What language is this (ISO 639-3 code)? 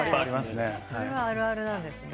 jpn